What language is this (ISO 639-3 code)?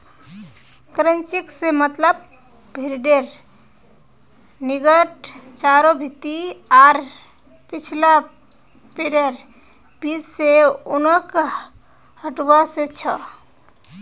mag